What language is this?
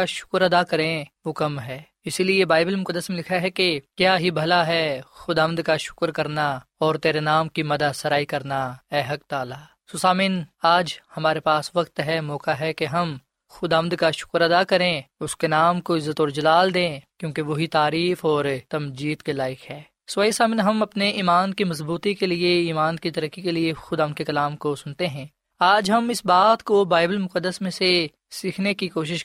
Urdu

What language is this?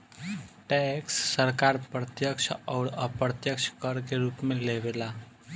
Bhojpuri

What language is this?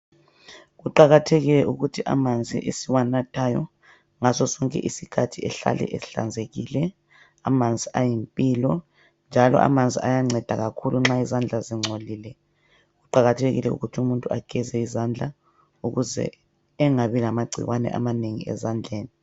North Ndebele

